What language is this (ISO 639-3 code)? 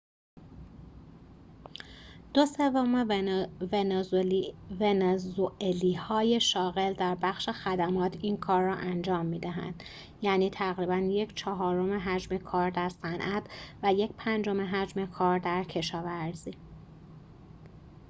fas